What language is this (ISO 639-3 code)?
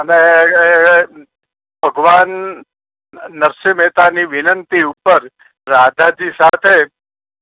guj